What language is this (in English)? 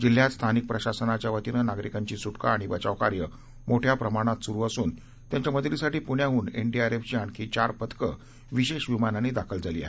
Marathi